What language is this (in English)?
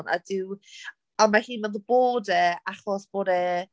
Welsh